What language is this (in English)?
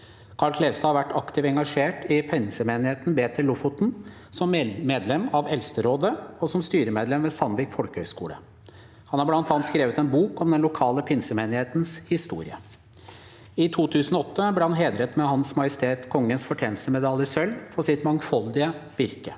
Norwegian